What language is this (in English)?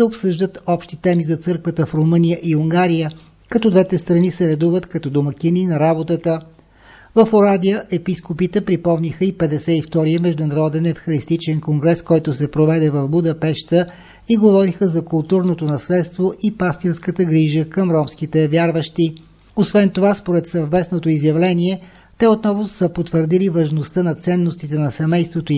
Bulgarian